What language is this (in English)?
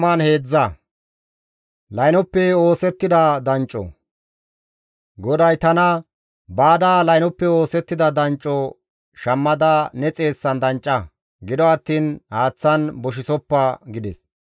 Gamo